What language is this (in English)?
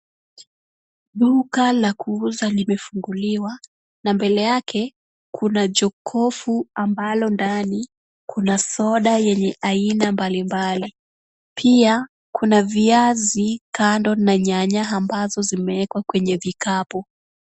Swahili